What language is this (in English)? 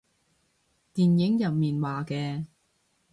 Cantonese